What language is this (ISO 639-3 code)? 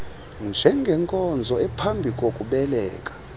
xho